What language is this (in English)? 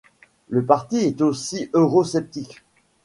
French